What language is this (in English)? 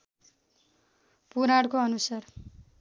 Nepali